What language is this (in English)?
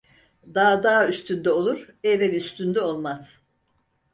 Turkish